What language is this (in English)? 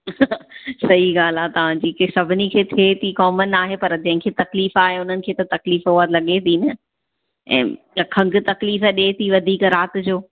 Sindhi